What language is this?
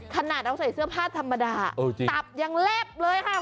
Thai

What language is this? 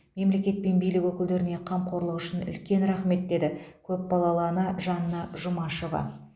Kazakh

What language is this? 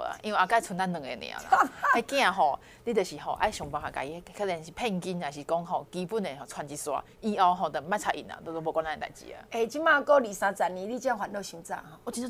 Chinese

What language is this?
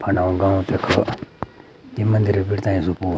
Garhwali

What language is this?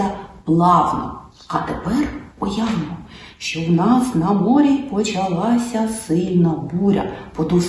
Ukrainian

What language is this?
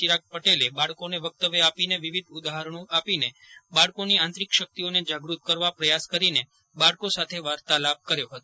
Gujarati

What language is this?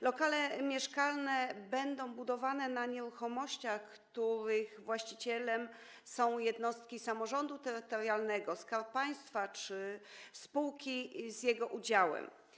Polish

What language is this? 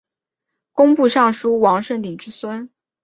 Chinese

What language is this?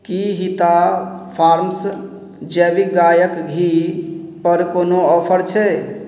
Maithili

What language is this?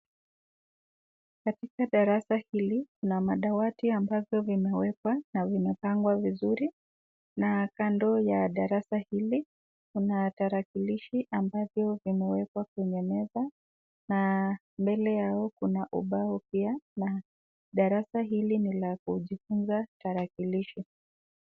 Swahili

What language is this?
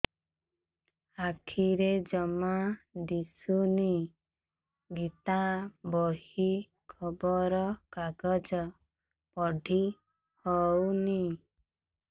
Odia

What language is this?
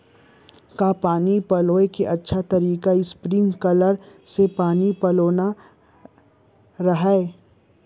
Chhattisgarhi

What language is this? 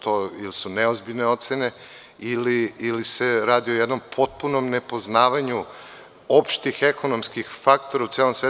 Serbian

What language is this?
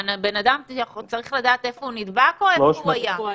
Hebrew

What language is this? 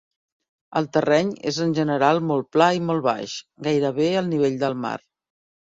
Catalan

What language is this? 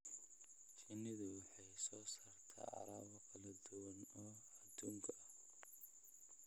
Somali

